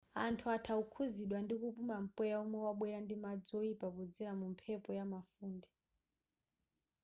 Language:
Nyanja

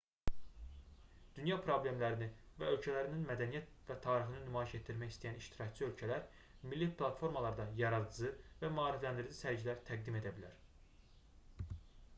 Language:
Azerbaijani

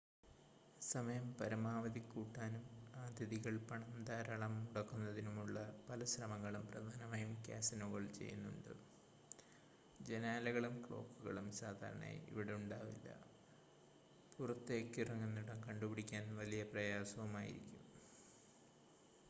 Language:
Malayalam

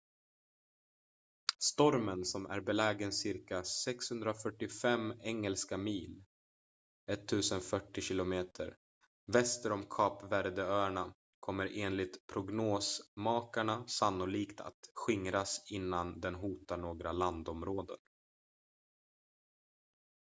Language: Swedish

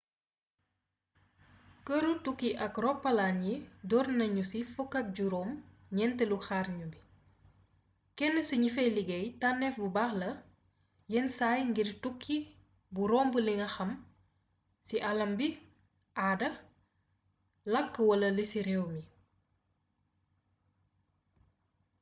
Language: Wolof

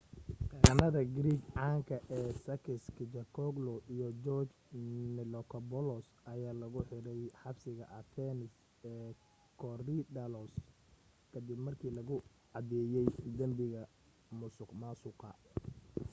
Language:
Somali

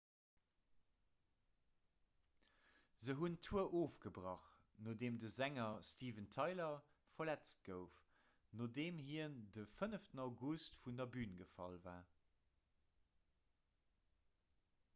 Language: Luxembourgish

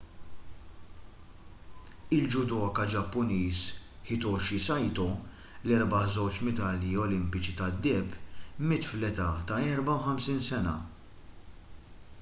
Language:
Maltese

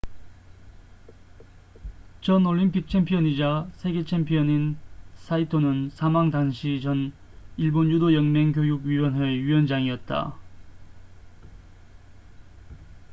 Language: Korean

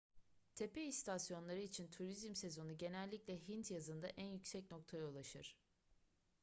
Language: Turkish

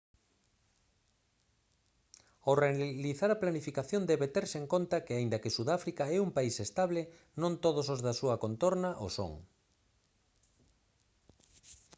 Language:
Galician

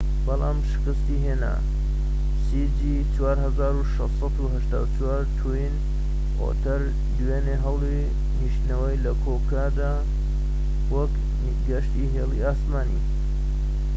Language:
Central Kurdish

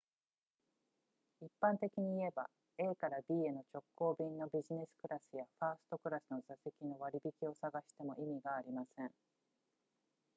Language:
Japanese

